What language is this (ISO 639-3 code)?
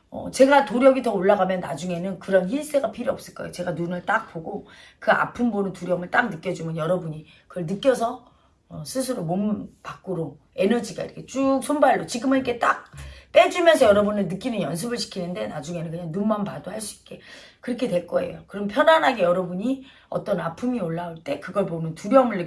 kor